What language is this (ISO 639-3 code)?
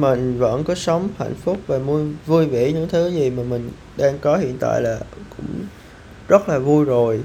vie